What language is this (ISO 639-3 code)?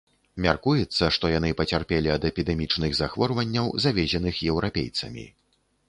bel